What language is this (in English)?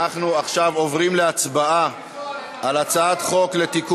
Hebrew